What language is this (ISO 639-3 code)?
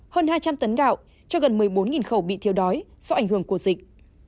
vie